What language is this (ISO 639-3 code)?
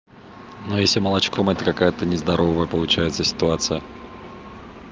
rus